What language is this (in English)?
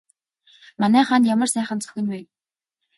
Mongolian